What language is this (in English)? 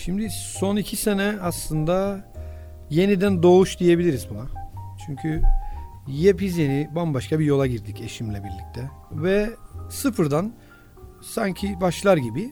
Turkish